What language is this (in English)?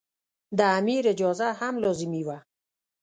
Pashto